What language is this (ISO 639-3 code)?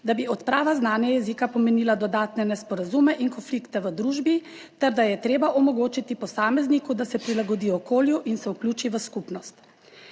slv